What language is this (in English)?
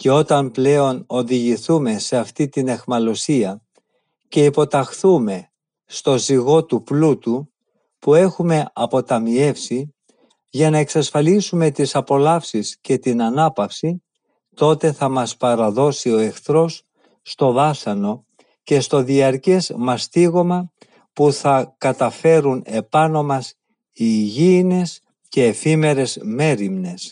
Greek